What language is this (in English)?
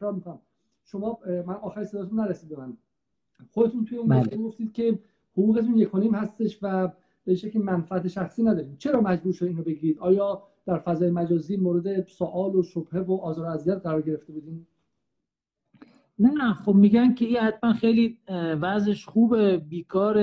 Persian